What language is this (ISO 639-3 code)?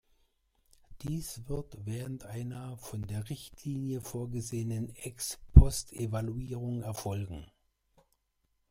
deu